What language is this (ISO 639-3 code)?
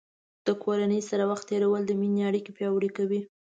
pus